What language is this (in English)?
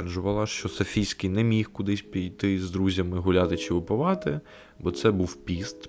Ukrainian